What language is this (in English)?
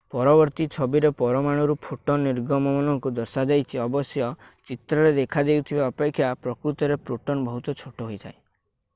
Odia